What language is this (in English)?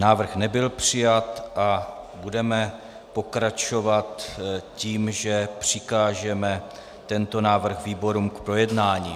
Czech